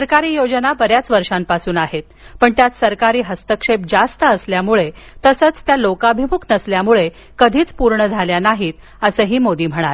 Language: Marathi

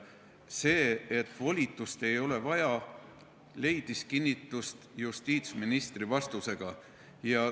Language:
Estonian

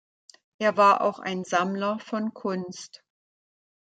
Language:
German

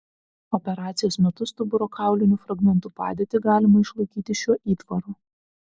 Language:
Lithuanian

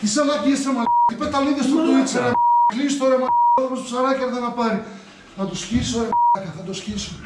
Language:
Greek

